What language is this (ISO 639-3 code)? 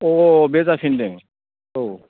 brx